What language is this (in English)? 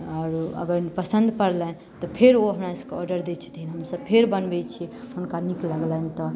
Maithili